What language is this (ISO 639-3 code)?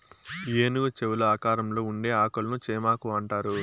tel